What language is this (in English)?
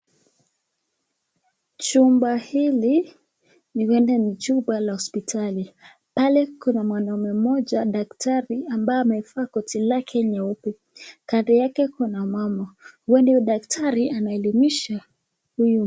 Swahili